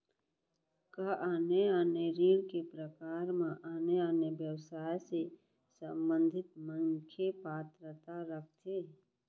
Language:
Chhattisgarhi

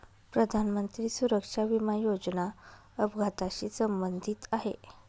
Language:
Marathi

